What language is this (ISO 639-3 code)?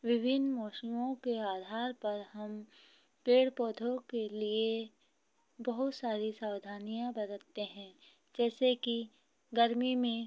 hin